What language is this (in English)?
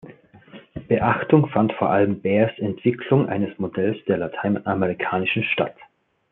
German